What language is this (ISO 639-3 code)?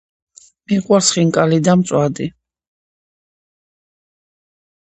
kat